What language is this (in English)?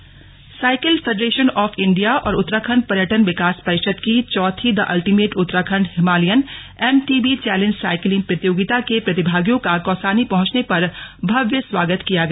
Hindi